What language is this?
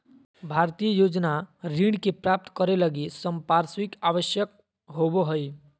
Magahi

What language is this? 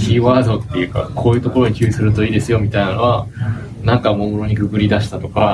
Japanese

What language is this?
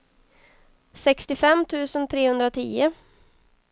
Swedish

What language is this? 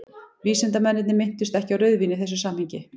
Icelandic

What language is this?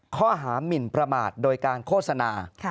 Thai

